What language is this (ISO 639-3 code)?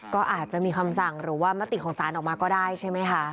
tha